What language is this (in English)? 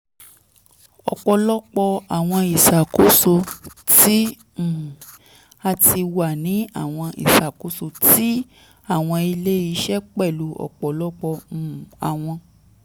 Yoruba